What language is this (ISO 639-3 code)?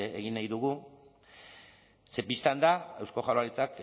eus